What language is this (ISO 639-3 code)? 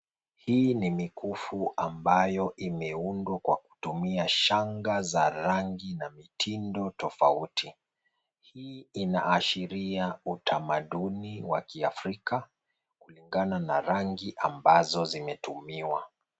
swa